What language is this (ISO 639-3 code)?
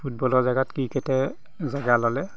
asm